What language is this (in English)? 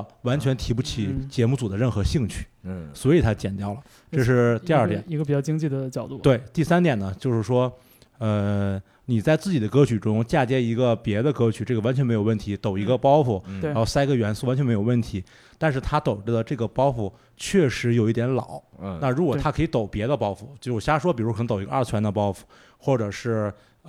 Chinese